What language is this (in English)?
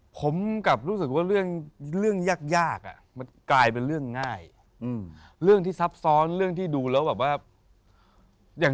Thai